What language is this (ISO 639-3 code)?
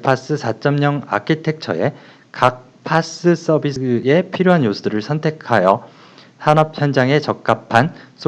kor